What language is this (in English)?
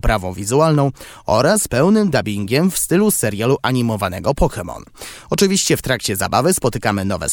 Polish